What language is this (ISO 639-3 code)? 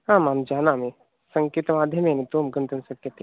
san